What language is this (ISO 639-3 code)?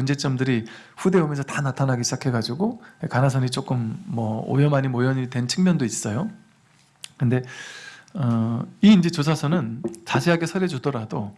kor